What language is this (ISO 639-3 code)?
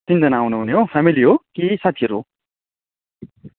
nep